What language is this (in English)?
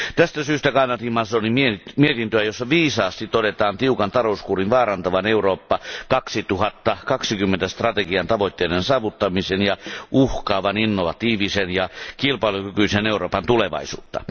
Finnish